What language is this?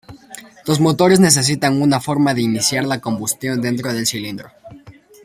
Spanish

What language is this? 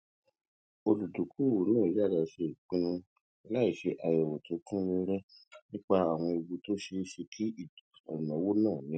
Yoruba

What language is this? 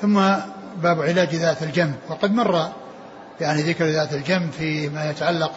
Arabic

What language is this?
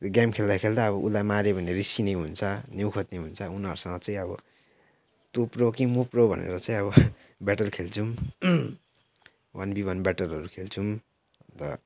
Nepali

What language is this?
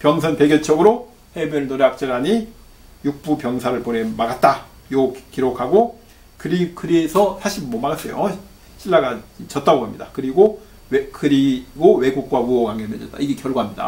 Korean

